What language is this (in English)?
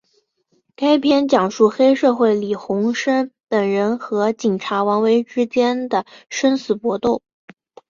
Chinese